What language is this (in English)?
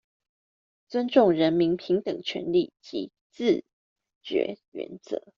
Chinese